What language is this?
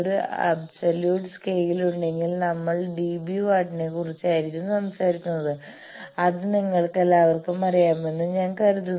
Malayalam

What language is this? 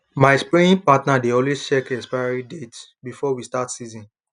Nigerian Pidgin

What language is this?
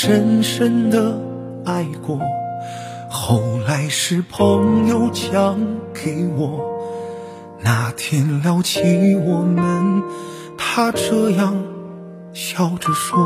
Chinese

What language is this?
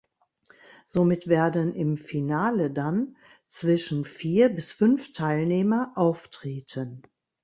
German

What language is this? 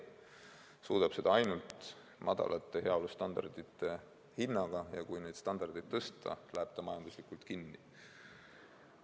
Estonian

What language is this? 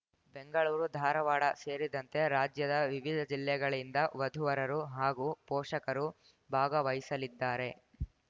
Kannada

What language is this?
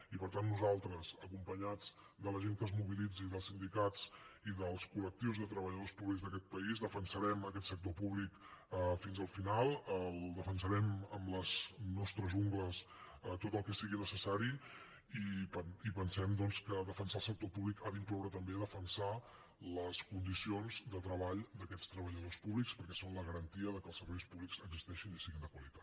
Catalan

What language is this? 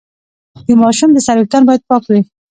Pashto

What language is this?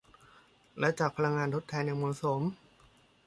Thai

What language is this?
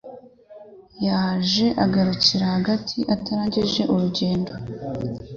Kinyarwanda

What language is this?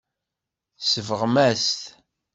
Kabyle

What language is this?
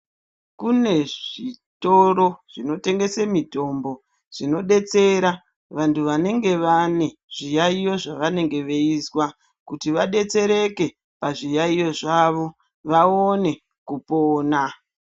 Ndau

